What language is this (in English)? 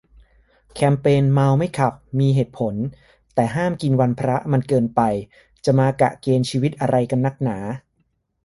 Thai